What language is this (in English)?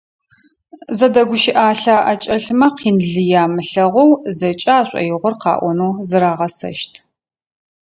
Adyghe